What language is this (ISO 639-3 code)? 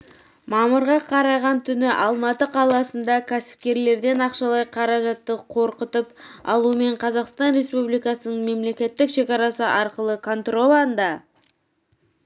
kaz